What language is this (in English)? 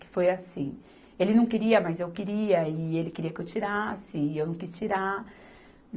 Portuguese